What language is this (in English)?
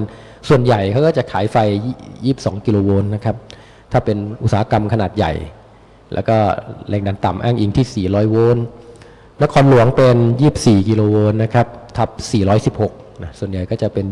Thai